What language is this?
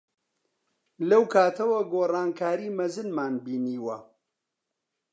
Central Kurdish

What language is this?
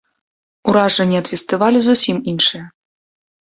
Belarusian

